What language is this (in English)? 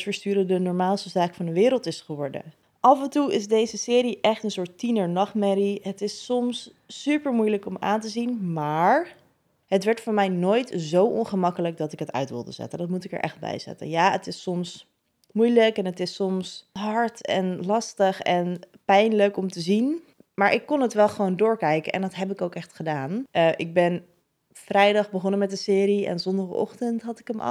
Dutch